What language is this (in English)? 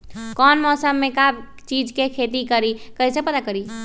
Magahi